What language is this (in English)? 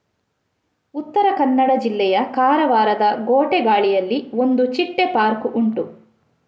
Kannada